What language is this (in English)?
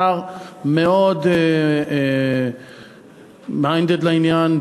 Hebrew